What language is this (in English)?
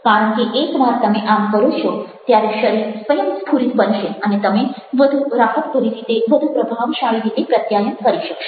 Gujarati